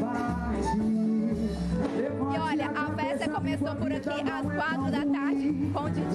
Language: Portuguese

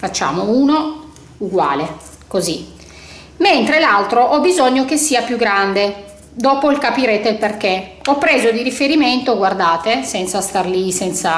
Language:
Italian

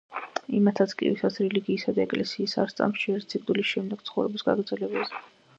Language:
Georgian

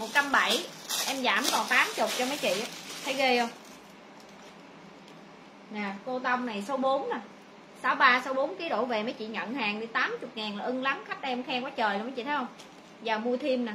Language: Vietnamese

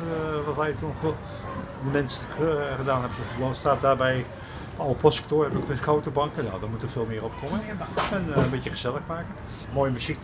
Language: Dutch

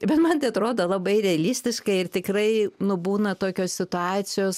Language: Lithuanian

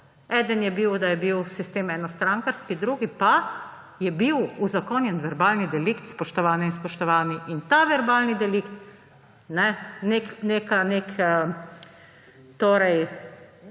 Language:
Slovenian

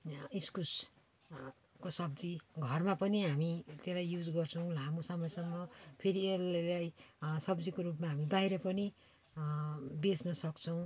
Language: Nepali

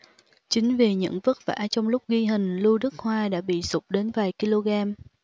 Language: Vietnamese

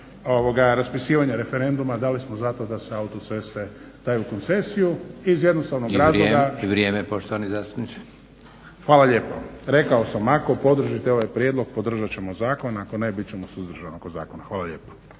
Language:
Croatian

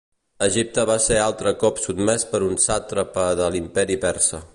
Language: Catalan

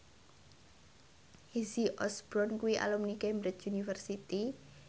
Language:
Javanese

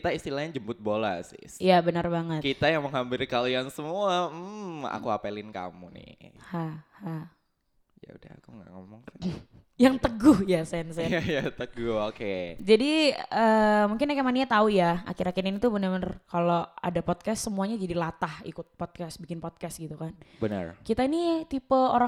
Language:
Indonesian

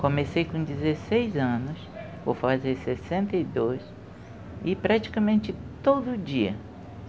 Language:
Portuguese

